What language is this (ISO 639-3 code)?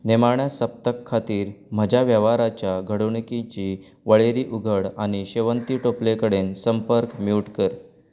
kok